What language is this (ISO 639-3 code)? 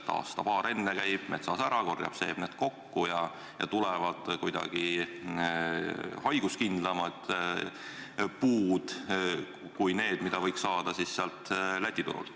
est